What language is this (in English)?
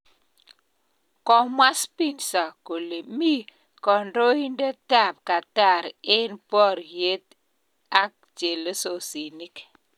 Kalenjin